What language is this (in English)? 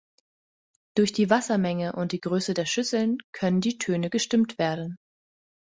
German